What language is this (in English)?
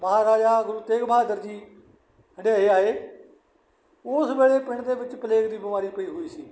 Punjabi